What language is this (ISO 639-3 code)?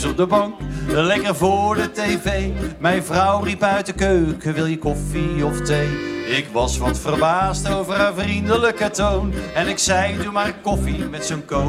nld